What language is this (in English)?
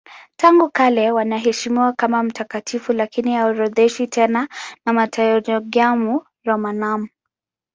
Swahili